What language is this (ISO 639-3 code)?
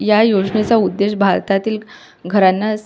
mar